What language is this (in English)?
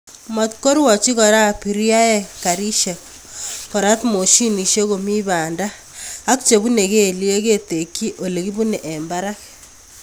Kalenjin